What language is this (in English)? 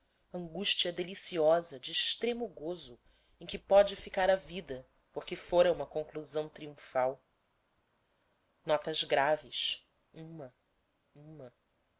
Portuguese